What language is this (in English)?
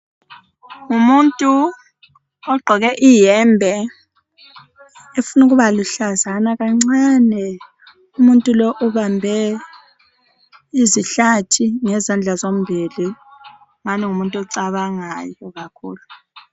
North Ndebele